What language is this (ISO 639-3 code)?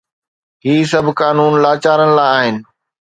snd